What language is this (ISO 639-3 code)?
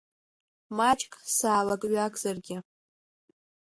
abk